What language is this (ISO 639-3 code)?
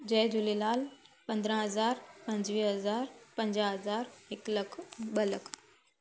snd